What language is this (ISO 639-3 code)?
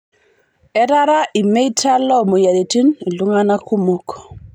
mas